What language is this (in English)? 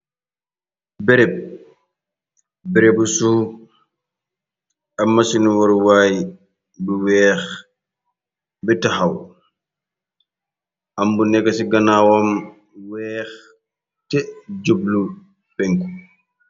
Wolof